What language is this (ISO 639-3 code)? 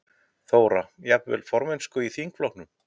isl